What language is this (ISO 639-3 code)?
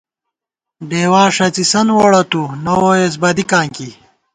gwt